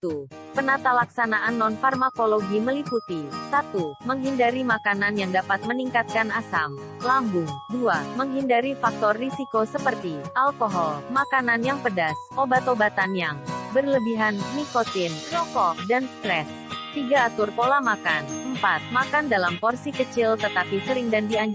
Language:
Indonesian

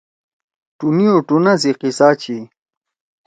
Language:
Torwali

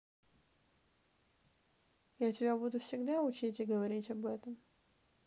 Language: Russian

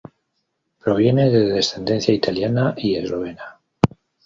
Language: Spanish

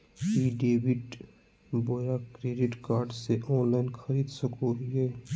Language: Magahi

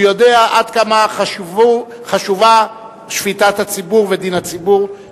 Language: Hebrew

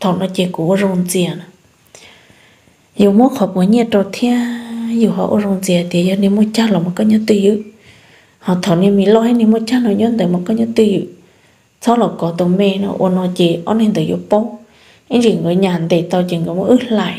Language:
Vietnamese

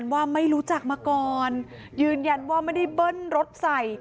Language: Thai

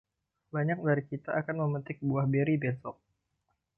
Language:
Indonesian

